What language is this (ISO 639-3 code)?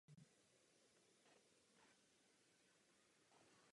ces